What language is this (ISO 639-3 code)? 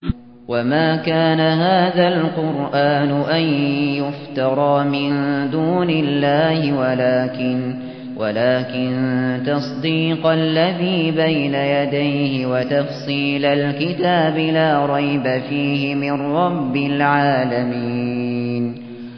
ara